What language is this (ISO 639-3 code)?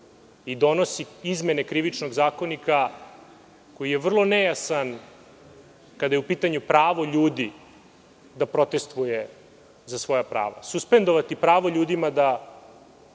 srp